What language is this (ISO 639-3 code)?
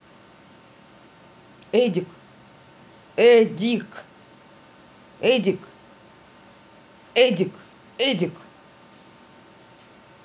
rus